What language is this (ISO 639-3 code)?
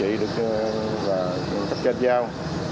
vie